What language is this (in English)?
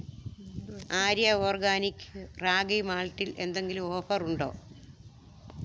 Malayalam